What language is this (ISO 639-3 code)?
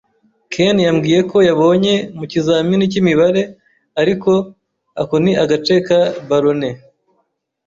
kin